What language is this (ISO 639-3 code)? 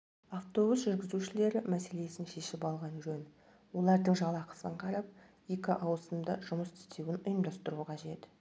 kaz